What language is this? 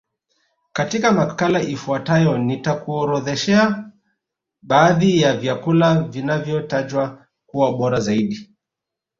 Swahili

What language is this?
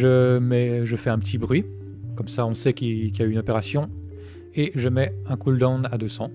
French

